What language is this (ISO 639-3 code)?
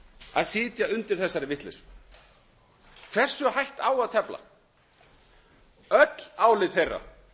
isl